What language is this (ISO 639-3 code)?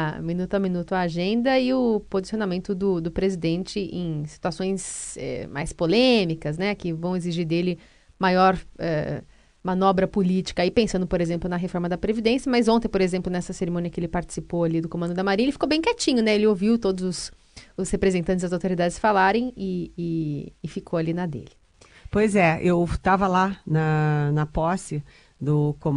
por